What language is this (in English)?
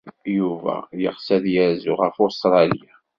Kabyle